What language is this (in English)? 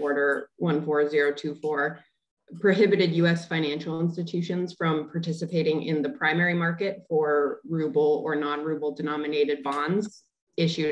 English